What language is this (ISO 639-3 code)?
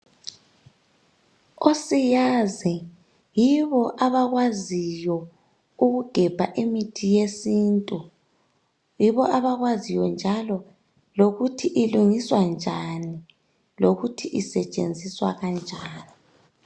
nde